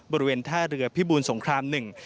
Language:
Thai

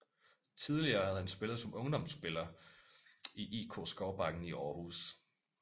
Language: Danish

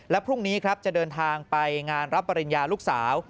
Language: Thai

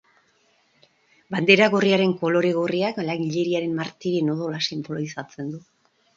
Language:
Basque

